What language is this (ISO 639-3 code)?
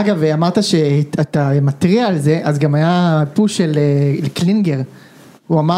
heb